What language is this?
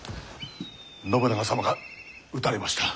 Japanese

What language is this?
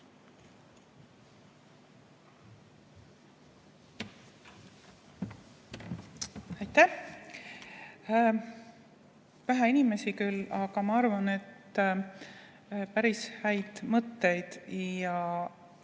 Estonian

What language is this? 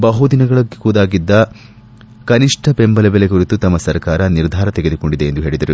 Kannada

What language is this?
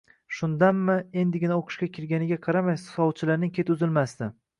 Uzbek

